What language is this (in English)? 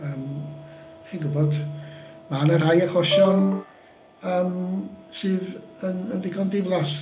Welsh